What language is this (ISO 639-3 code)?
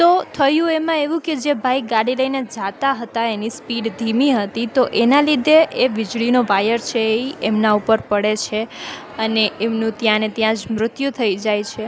guj